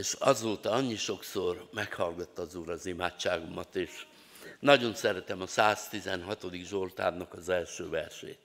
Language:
Hungarian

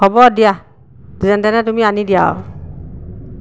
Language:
Assamese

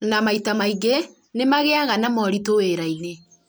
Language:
Kikuyu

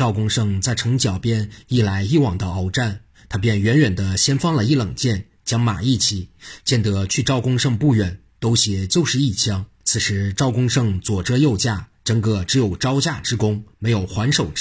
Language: Chinese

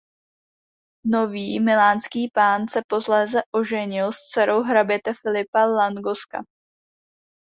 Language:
Czech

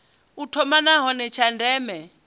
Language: Venda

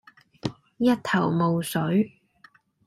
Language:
Cantonese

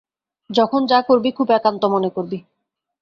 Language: Bangla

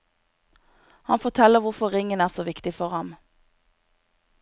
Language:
Norwegian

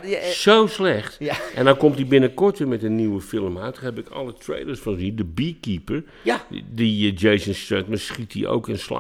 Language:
Dutch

